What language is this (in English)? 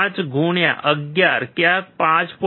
Gujarati